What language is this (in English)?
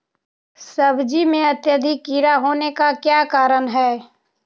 Magahi